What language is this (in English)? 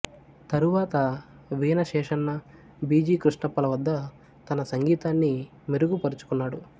Telugu